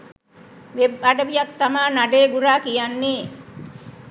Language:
Sinhala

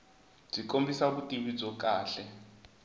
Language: Tsonga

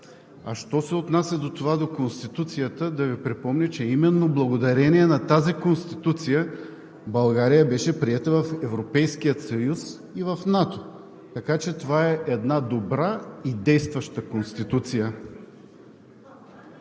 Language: Bulgarian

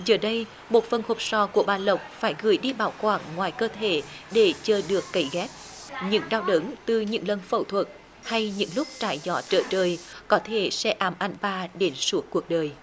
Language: Vietnamese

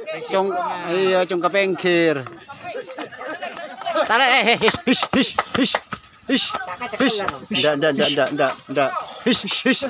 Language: Indonesian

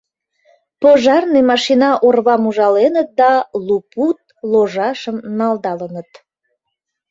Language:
Mari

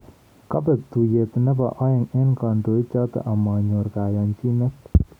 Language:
Kalenjin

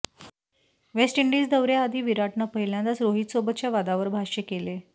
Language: Marathi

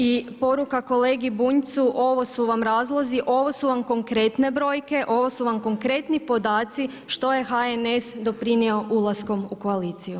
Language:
Croatian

